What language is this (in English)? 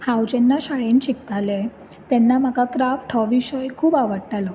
Konkani